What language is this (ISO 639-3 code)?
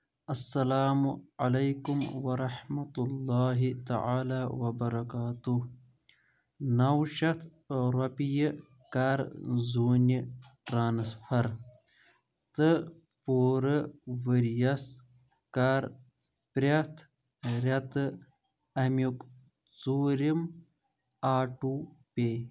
kas